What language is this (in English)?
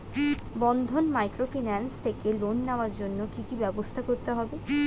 Bangla